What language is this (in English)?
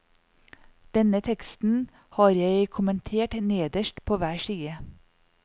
Norwegian